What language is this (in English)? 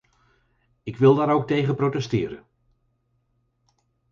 Dutch